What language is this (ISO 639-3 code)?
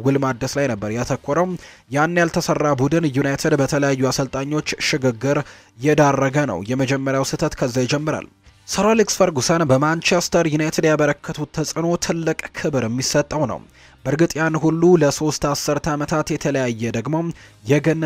ara